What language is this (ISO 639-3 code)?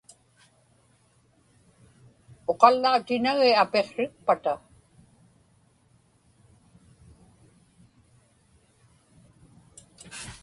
ipk